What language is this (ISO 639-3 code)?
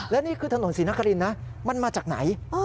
tha